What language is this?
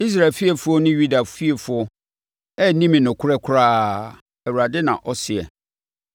Akan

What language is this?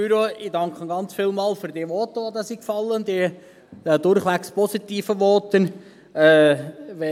Swiss German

